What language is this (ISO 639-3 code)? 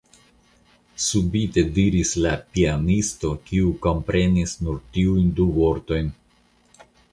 epo